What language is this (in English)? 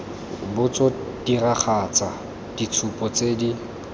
Tswana